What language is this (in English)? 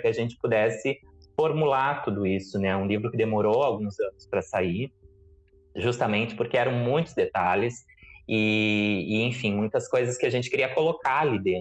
Portuguese